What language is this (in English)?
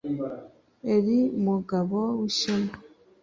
Kinyarwanda